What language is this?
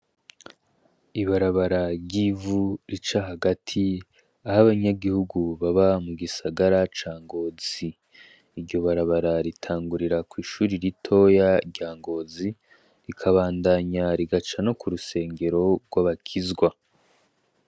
Rundi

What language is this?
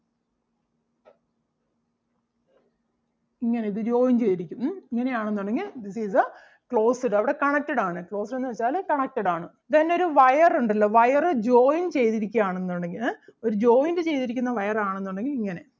Malayalam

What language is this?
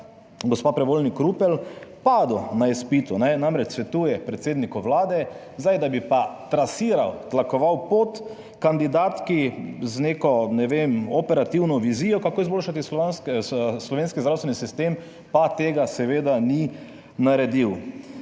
Slovenian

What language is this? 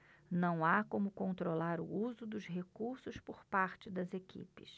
Portuguese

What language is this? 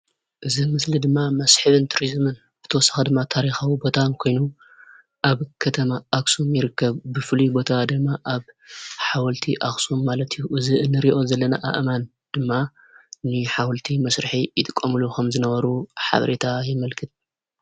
Tigrinya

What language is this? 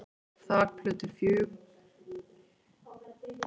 Icelandic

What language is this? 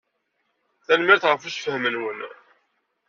Kabyle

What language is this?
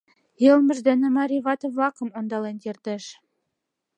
Mari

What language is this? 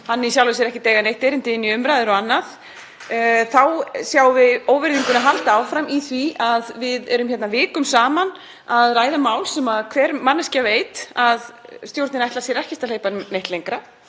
Icelandic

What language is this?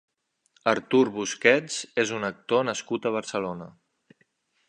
Catalan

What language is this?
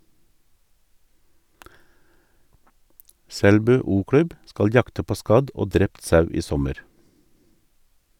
Norwegian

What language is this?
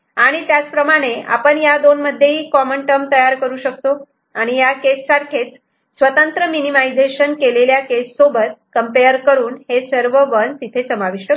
Marathi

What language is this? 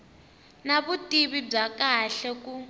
Tsonga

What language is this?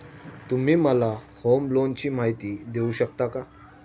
Marathi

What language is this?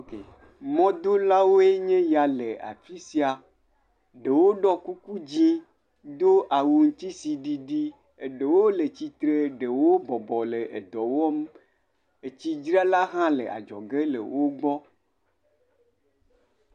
Ewe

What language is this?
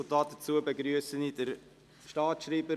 Swiss German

